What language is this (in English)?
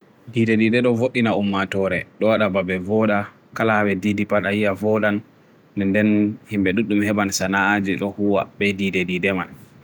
Bagirmi Fulfulde